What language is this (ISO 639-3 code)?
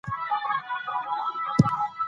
pus